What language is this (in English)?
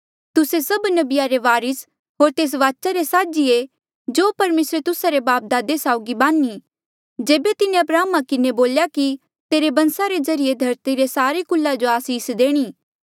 Mandeali